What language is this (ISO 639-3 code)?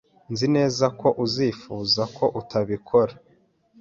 kin